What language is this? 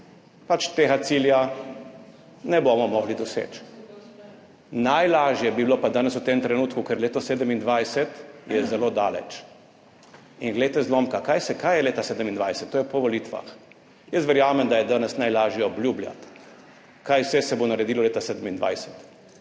Slovenian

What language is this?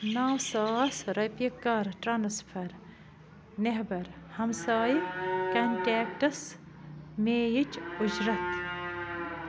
Kashmiri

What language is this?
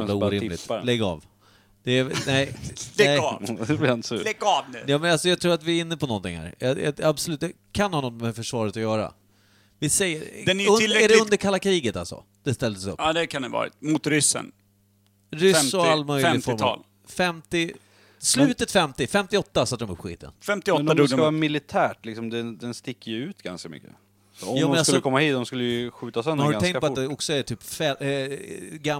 Swedish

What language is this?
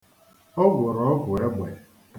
Igbo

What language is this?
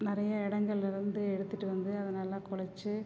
Tamil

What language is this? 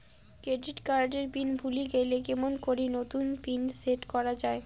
Bangla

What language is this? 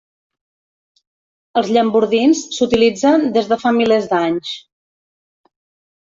Catalan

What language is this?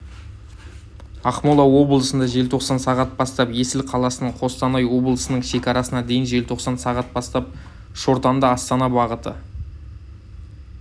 Kazakh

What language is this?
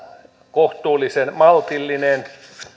Finnish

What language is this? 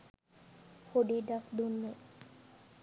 Sinhala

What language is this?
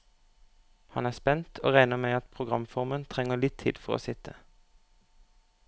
Norwegian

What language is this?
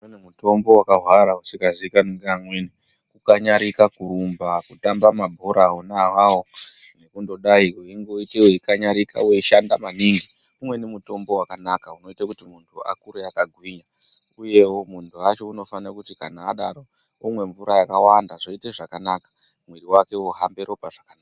Ndau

